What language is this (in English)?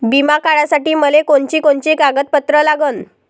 Marathi